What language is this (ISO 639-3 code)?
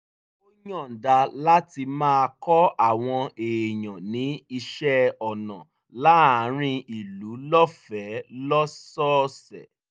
yor